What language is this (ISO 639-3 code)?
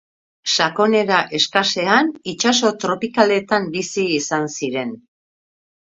eus